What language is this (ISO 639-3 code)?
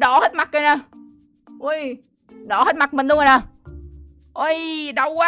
vie